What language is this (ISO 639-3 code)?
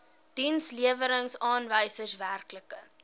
afr